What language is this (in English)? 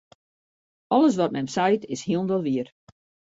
Western Frisian